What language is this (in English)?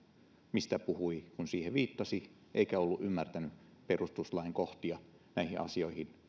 Finnish